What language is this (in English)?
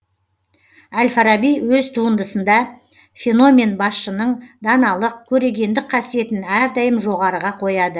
Kazakh